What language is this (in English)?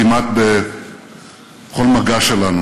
Hebrew